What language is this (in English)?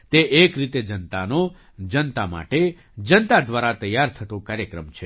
Gujarati